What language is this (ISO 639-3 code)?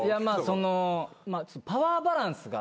jpn